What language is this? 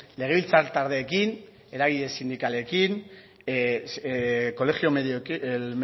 Basque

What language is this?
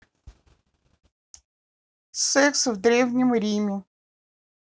Russian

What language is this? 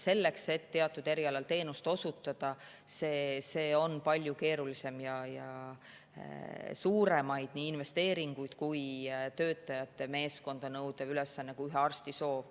Estonian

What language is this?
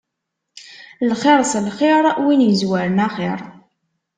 Kabyle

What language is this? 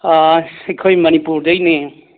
Manipuri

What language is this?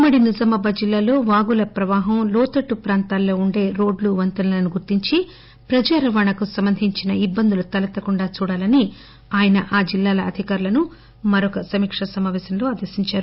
Telugu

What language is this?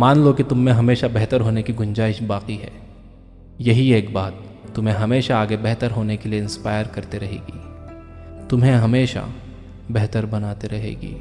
Hindi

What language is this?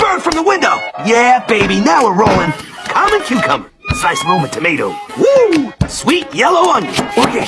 English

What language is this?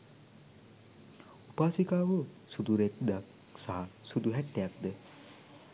Sinhala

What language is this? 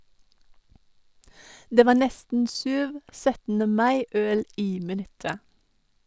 Norwegian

